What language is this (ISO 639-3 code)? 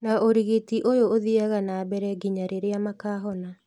kik